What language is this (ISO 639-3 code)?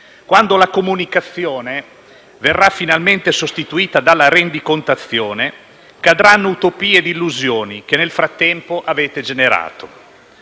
ita